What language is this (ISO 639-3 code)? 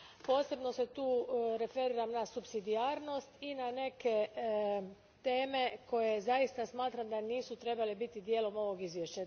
hrv